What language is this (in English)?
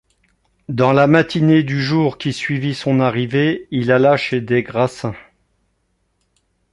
French